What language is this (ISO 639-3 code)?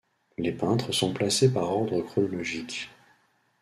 fra